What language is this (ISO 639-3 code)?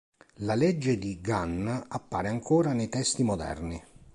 ita